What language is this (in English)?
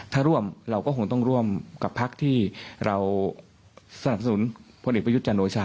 Thai